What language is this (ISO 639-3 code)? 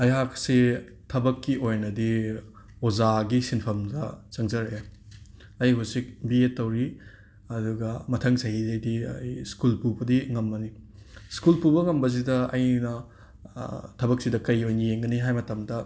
mni